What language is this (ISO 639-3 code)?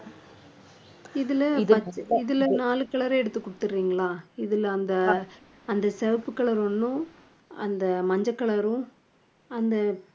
tam